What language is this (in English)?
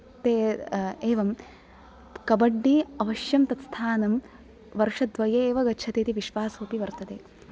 Sanskrit